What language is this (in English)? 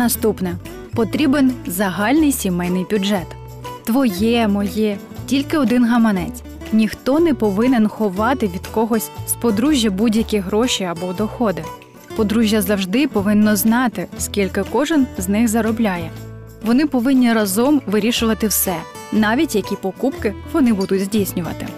Ukrainian